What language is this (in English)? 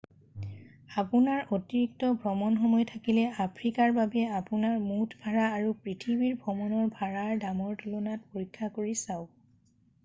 Assamese